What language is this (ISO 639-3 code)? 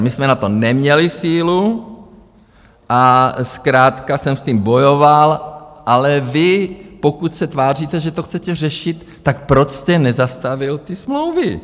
ces